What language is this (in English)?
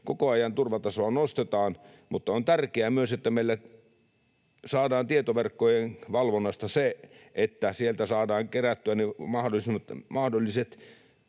Finnish